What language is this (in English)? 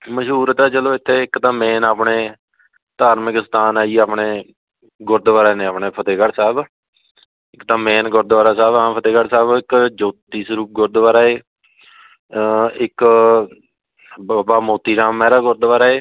Punjabi